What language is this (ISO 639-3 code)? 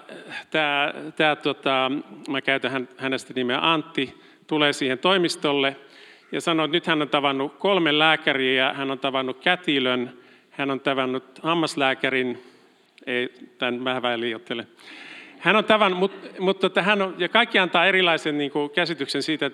fin